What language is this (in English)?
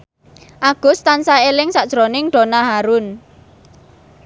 Javanese